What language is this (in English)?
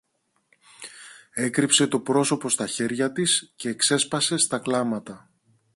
Greek